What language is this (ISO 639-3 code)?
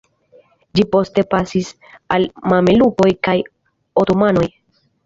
epo